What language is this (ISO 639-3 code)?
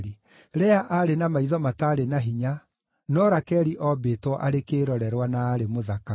kik